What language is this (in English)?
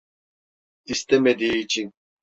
Turkish